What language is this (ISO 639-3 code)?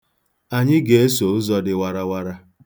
ibo